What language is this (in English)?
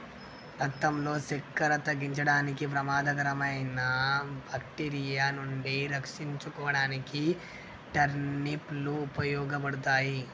Telugu